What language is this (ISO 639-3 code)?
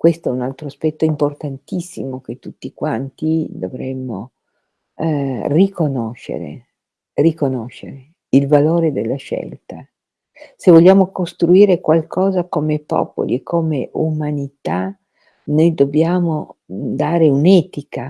ita